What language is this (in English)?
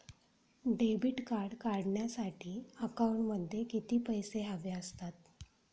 Marathi